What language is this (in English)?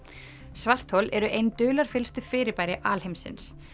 Icelandic